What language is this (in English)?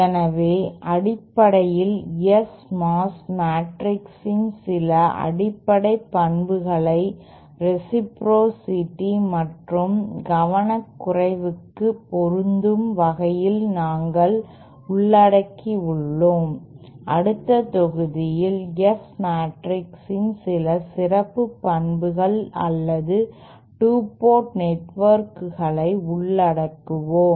Tamil